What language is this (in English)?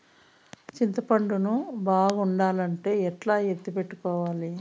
Telugu